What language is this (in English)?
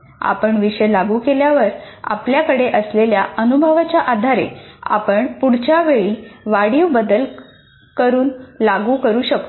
Marathi